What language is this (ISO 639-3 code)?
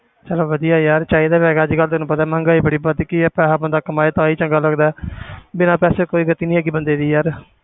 pan